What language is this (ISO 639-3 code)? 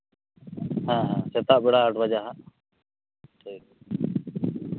sat